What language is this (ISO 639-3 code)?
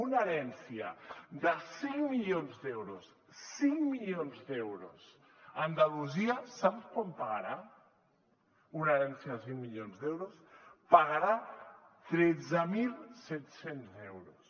cat